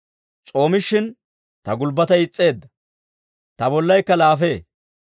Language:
Dawro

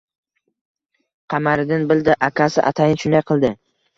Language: Uzbek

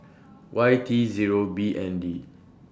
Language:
English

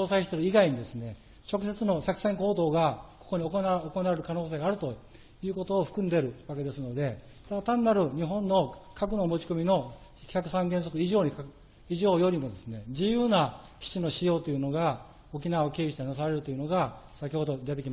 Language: Japanese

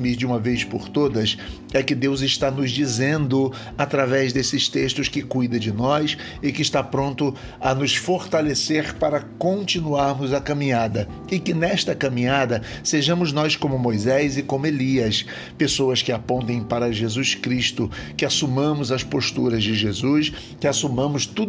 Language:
Portuguese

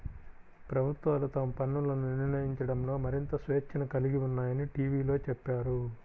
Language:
Telugu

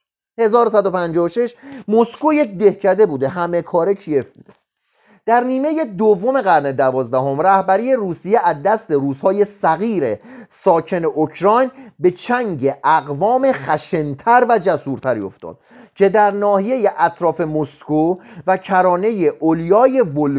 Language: Persian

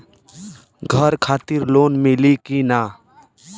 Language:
Bhojpuri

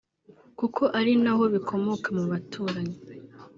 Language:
Kinyarwanda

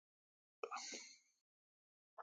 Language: Kalkoti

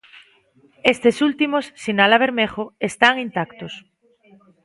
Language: Galician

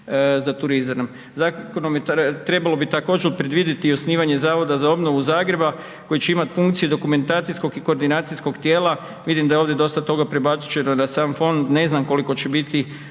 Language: Croatian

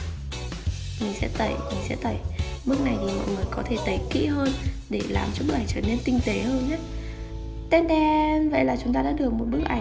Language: Vietnamese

